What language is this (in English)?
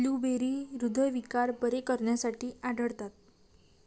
Marathi